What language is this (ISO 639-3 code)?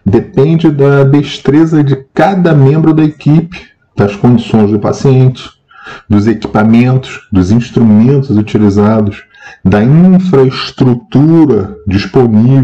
por